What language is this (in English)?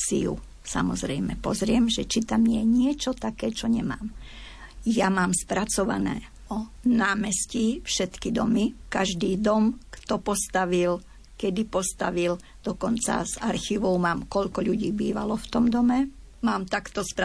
Slovak